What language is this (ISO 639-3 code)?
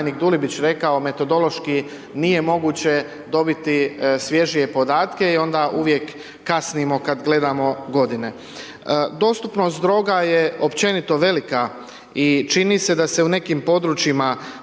hrv